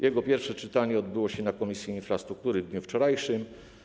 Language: Polish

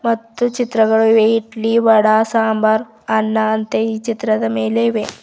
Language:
Kannada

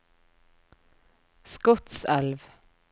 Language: Norwegian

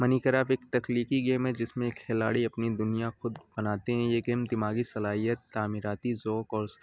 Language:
Urdu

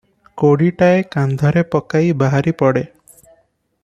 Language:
Odia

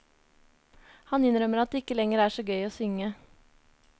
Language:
Norwegian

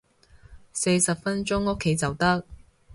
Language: Cantonese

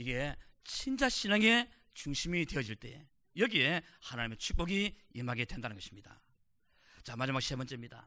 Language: Korean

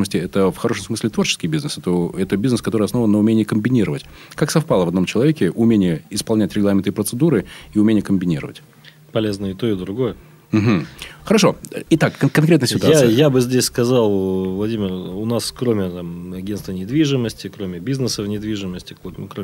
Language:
Russian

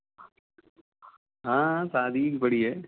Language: Hindi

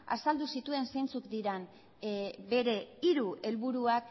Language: Basque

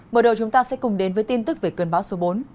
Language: Vietnamese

